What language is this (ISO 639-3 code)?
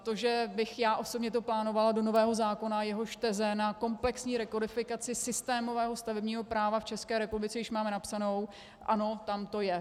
ces